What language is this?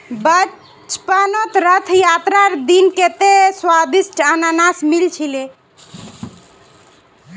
Magahi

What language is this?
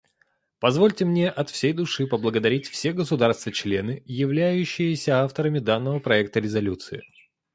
Russian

